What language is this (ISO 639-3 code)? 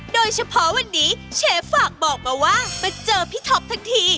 tha